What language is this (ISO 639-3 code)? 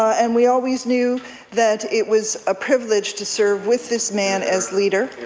eng